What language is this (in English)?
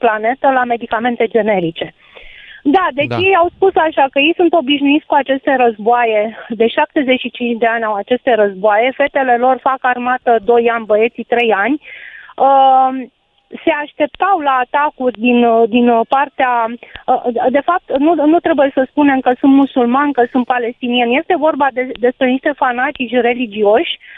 Romanian